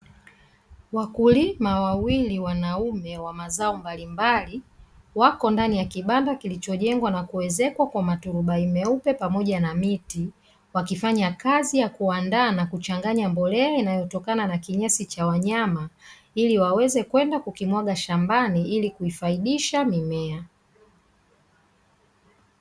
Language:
Swahili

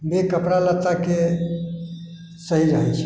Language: Maithili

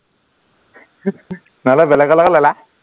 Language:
Assamese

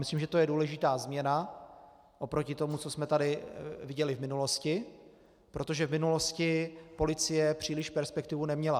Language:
Czech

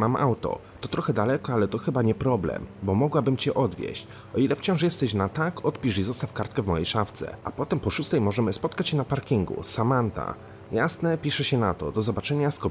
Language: Polish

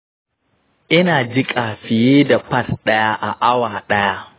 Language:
Hausa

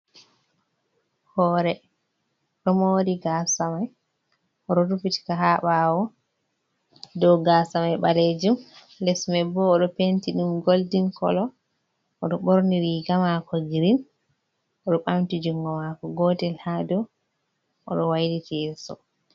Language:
Fula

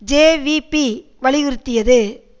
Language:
Tamil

